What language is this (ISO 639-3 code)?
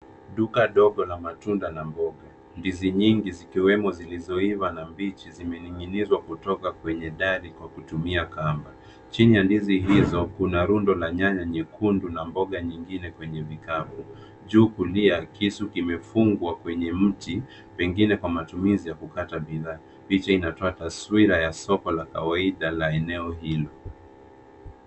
swa